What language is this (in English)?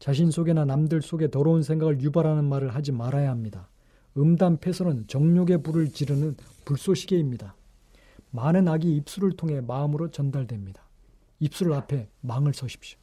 Korean